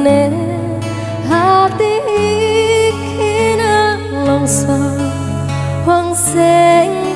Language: Indonesian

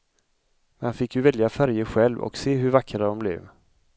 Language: Swedish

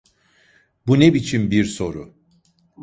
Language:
Turkish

